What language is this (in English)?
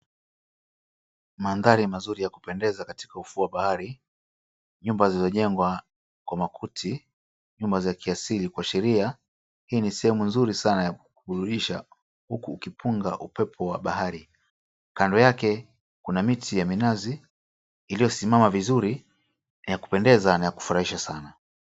Swahili